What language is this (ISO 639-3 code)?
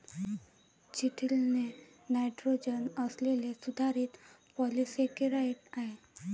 mar